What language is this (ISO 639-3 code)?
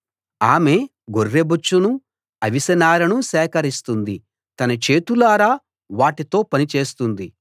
tel